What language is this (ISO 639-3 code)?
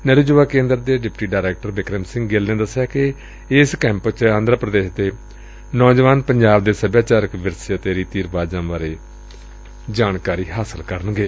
pan